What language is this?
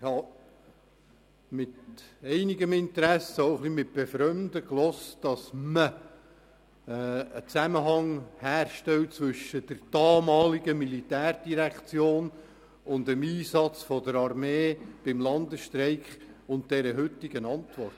Swiss German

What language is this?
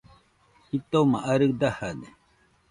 Nüpode Huitoto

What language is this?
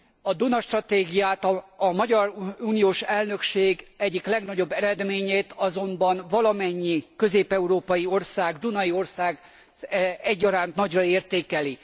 Hungarian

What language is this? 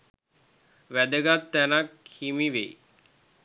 Sinhala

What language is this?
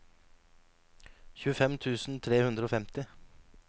Norwegian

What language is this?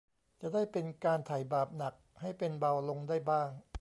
Thai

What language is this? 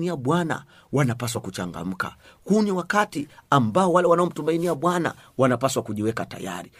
Swahili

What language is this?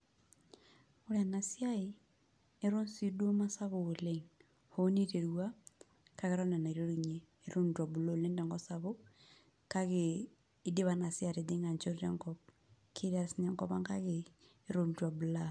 Masai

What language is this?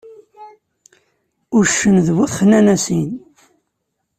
Kabyle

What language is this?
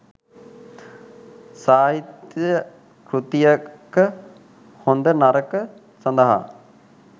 Sinhala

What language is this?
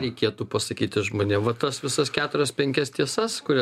Lithuanian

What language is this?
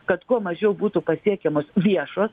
Lithuanian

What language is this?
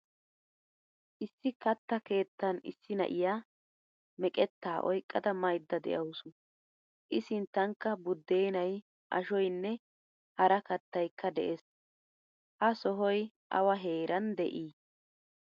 Wolaytta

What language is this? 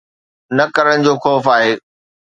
Sindhi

